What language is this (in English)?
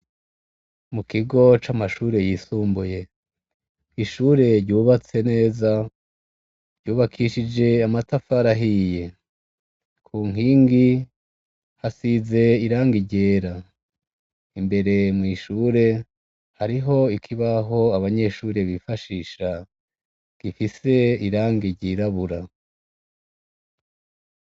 Rundi